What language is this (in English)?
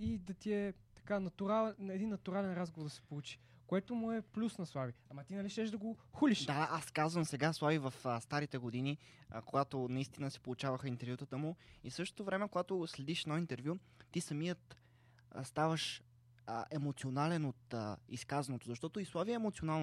Bulgarian